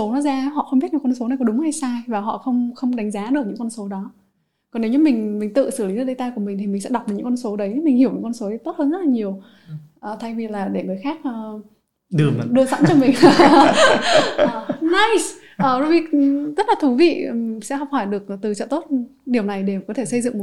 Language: Vietnamese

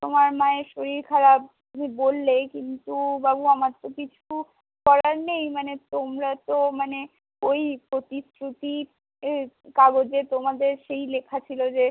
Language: Bangla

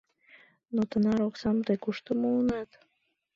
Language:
Mari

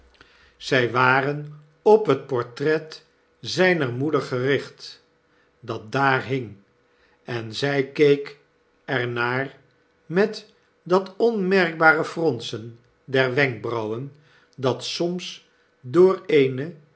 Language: Dutch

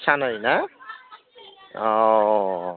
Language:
Bodo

